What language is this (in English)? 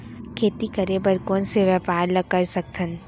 Chhattisgarhi